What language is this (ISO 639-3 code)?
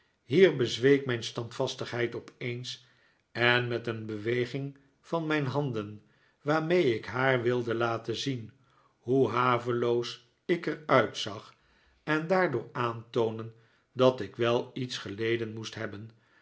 nld